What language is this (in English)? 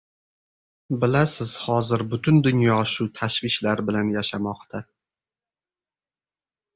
Uzbek